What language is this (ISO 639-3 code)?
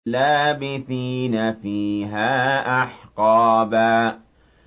ara